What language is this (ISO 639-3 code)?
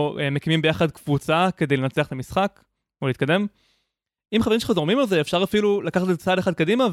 heb